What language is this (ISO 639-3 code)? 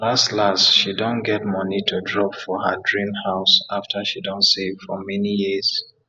pcm